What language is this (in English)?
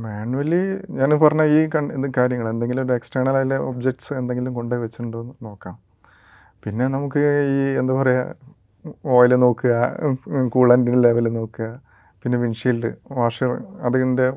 Malayalam